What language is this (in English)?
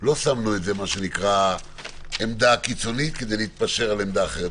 Hebrew